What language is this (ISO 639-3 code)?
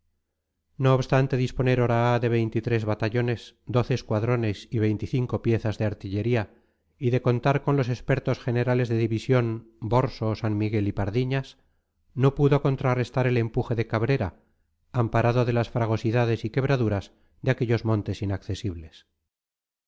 spa